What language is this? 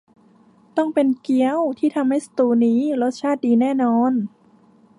Thai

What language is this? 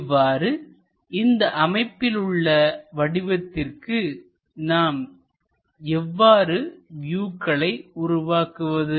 Tamil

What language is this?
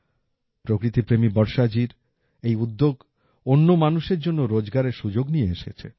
Bangla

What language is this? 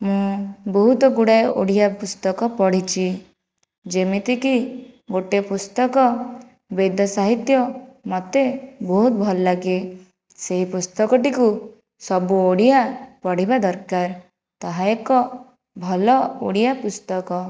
Odia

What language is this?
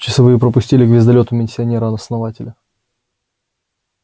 Russian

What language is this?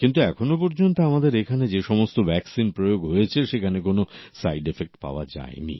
Bangla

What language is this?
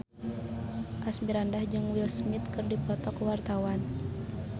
Sundanese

